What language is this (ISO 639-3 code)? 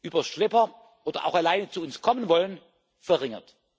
deu